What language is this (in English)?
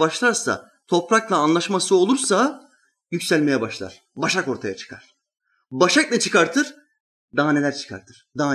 Turkish